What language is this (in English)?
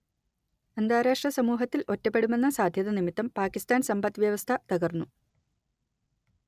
Malayalam